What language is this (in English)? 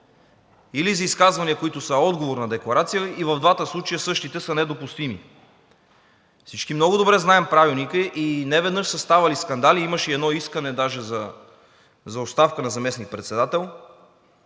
Bulgarian